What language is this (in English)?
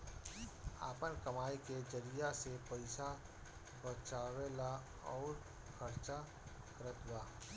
Bhojpuri